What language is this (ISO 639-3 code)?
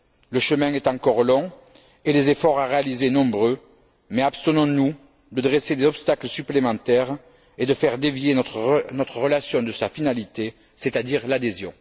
fra